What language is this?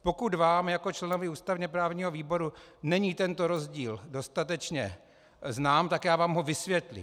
Czech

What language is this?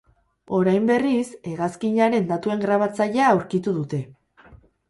Basque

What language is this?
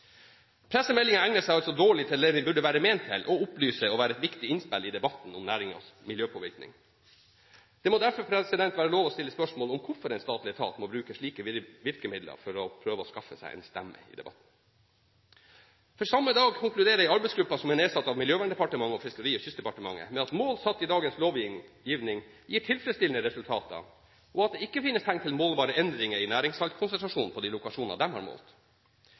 Norwegian Bokmål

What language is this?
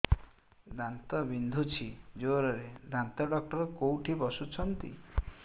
Odia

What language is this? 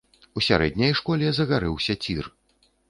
Belarusian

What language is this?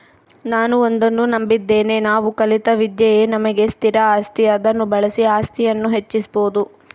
Kannada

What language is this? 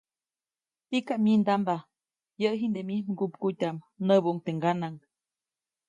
Copainalá Zoque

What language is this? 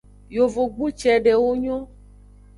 Aja (Benin)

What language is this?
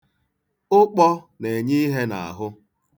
Igbo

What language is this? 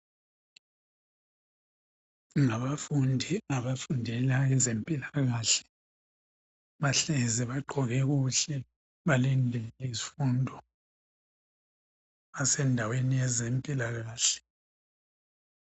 North Ndebele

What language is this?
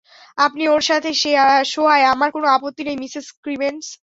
Bangla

